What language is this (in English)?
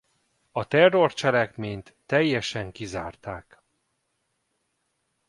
Hungarian